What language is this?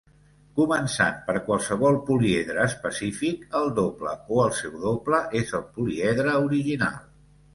Catalan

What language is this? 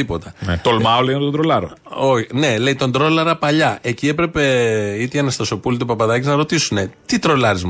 Greek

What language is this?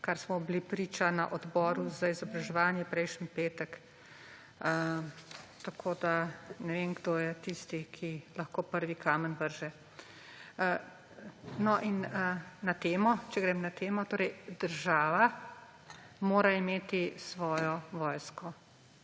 Slovenian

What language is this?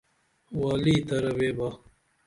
Dameli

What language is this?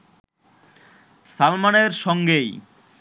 Bangla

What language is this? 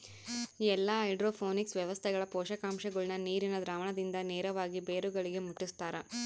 Kannada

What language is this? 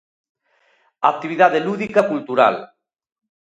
Galician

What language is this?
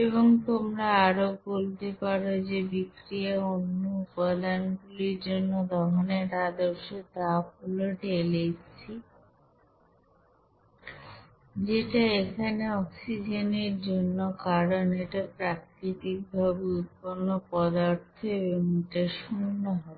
Bangla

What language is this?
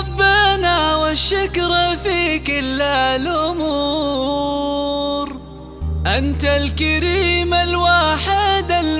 Arabic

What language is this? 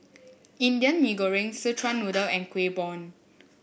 English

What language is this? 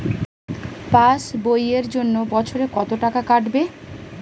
Bangla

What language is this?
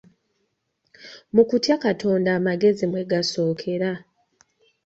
Ganda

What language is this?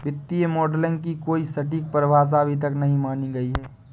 Hindi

